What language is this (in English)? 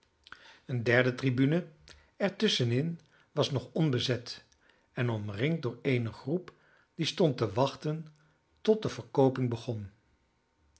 Dutch